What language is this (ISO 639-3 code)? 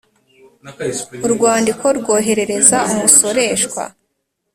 kin